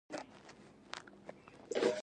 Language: Pashto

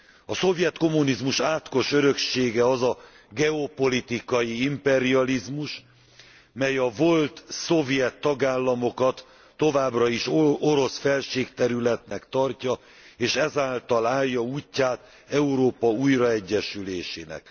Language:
Hungarian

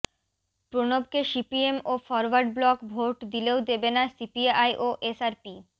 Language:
Bangla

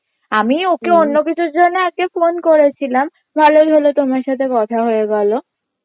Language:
Bangla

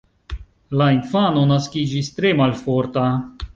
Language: Esperanto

